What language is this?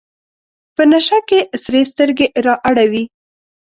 Pashto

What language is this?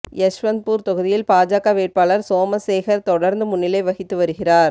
Tamil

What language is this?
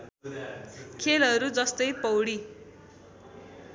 Nepali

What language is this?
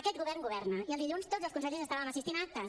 Catalan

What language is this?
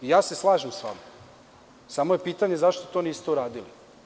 Serbian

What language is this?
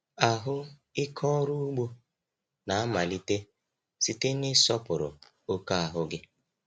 Igbo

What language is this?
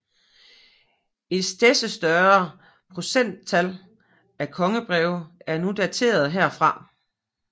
Danish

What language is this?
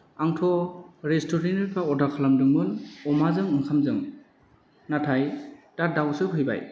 Bodo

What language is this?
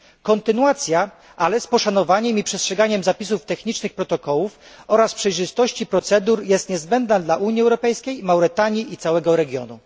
Polish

